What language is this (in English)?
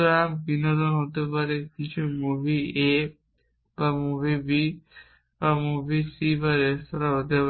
Bangla